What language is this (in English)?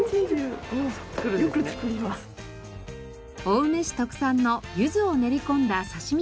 Japanese